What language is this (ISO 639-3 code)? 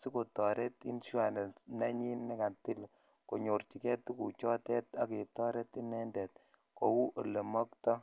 kln